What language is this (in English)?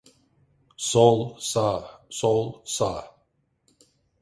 Turkish